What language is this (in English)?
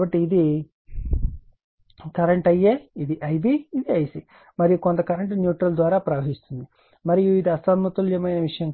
Telugu